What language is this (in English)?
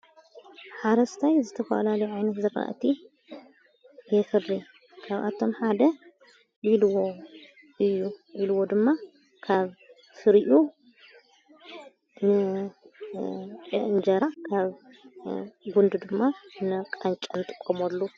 Tigrinya